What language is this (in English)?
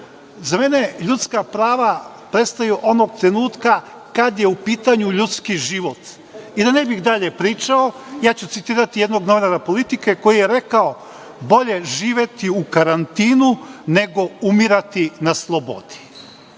Serbian